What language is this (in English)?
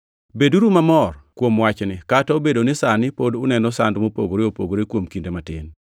Luo (Kenya and Tanzania)